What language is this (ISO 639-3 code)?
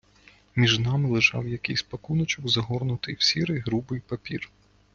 ukr